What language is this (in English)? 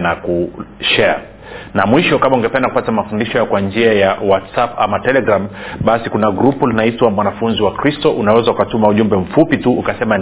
Swahili